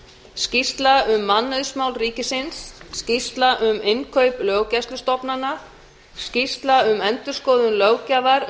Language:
Icelandic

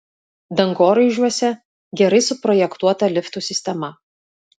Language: Lithuanian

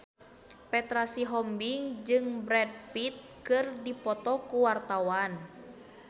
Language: Sundanese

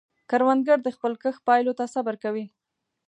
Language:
Pashto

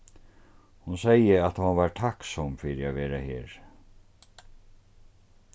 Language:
Faroese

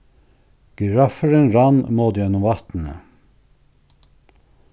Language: Faroese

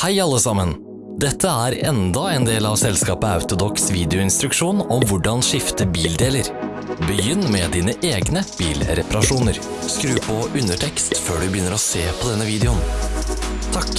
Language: Norwegian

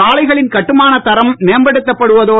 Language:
Tamil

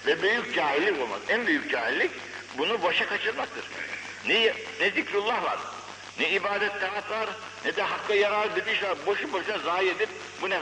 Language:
Turkish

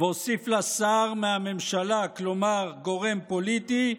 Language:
Hebrew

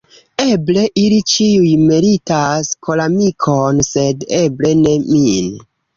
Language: Esperanto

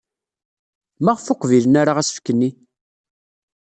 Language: Kabyle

